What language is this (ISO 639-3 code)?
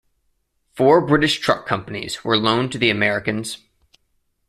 eng